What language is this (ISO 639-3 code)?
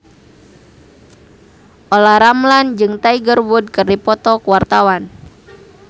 sun